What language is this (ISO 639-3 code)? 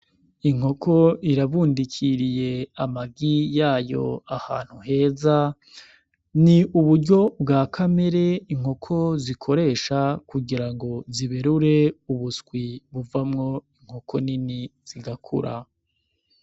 run